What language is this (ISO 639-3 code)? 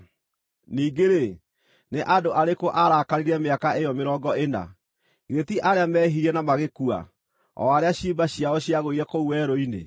kik